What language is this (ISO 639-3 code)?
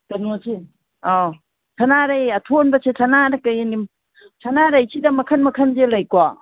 mni